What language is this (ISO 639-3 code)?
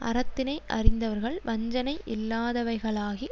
tam